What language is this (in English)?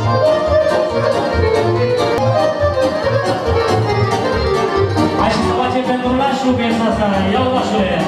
Romanian